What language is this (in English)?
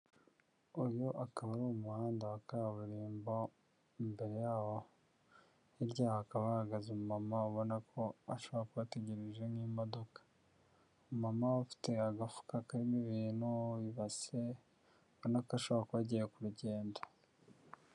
Kinyarwanda